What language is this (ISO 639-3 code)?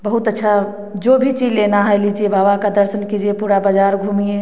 hin